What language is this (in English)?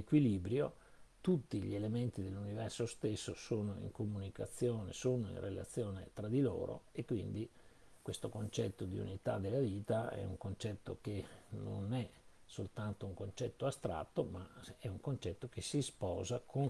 Italian